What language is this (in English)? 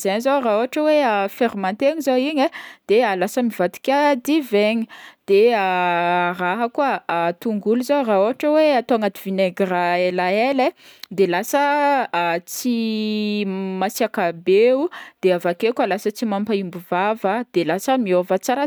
Northern Betsimisaraka Malagasy